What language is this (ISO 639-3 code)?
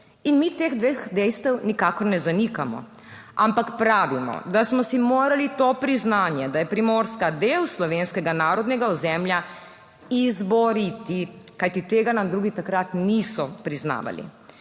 slv